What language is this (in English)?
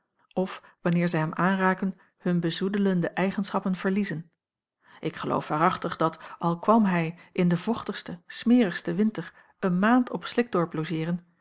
Dutch